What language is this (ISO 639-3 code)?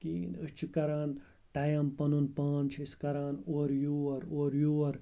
kas